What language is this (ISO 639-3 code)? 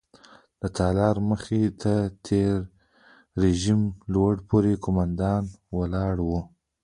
pus